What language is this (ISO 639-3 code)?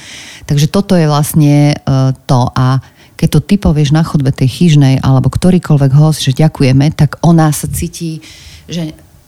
slk